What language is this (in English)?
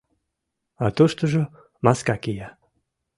Mari